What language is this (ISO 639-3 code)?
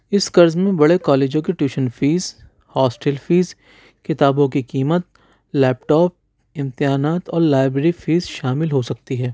urd